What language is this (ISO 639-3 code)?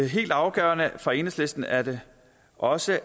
dan